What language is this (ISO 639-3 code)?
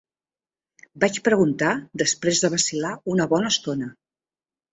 cat